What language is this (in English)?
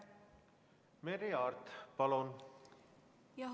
Estonian